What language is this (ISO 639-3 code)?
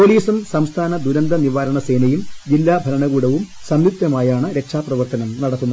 mal